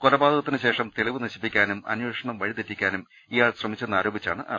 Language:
Malayalam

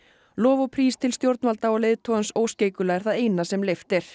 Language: Icelandic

